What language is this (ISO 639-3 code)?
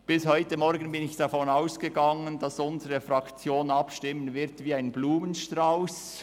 gsw